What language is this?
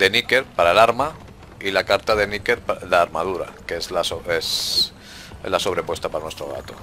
Spanish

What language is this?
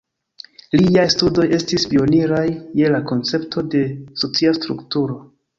Esperanto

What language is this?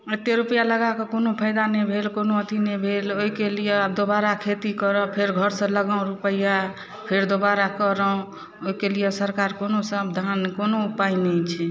Maithili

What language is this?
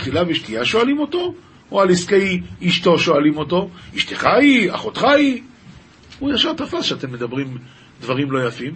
Hebrew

